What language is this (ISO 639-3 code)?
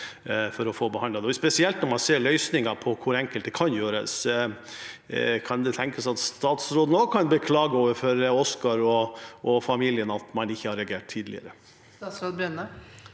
nor